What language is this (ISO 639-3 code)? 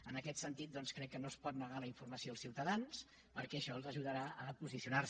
cat